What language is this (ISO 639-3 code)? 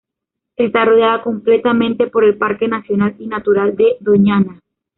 spa